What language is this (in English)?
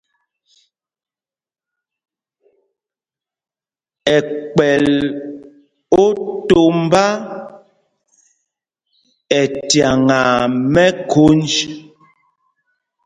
Mpumpong